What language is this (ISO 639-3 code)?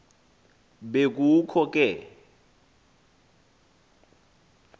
xho